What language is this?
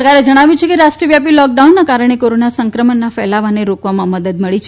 Gujarati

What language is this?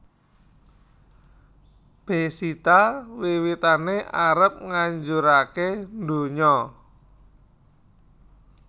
Javanese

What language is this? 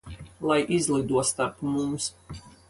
Latvian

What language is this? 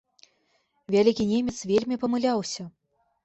Belarusian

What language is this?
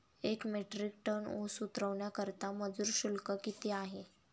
Marathi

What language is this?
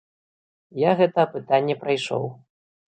Belarusian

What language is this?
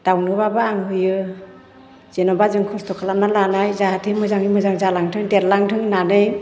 Bodo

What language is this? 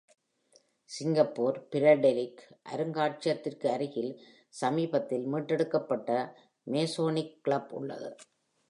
Tamil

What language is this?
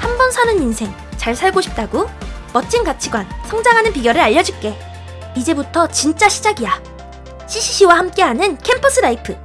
Korean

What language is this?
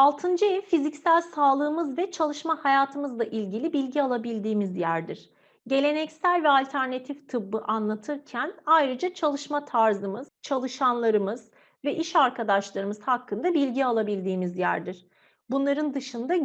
Turkish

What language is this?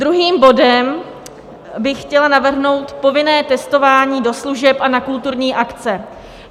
Czech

